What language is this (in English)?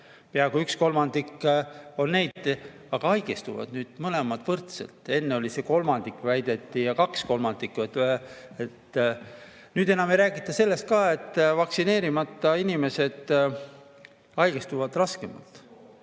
Estonian